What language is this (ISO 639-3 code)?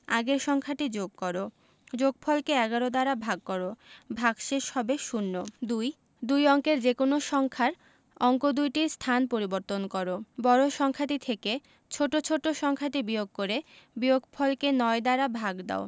ben